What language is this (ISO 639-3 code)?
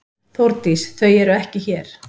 isl